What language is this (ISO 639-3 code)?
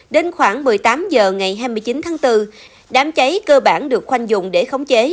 vie